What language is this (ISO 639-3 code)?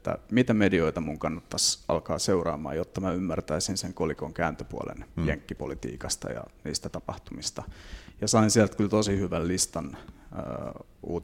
fin